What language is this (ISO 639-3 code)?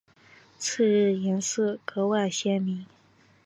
zho